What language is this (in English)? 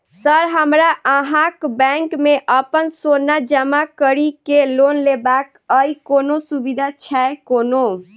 Maithili